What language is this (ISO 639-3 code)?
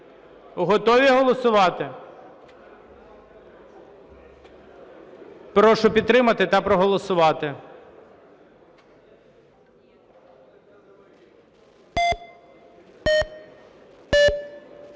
ukr